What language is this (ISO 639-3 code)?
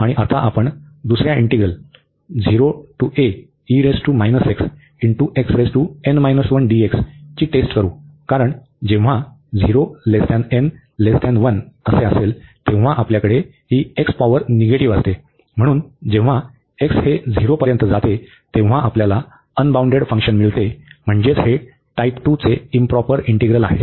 mar